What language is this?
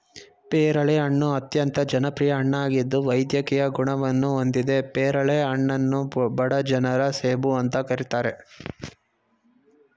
Kannada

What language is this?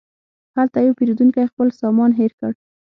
Pashto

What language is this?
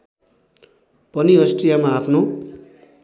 Nepali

